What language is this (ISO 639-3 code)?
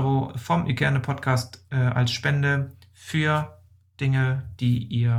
deu